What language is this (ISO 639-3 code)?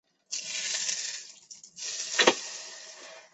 zho